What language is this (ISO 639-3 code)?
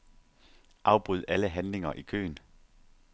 dan